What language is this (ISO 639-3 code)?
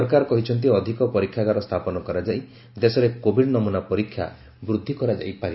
ori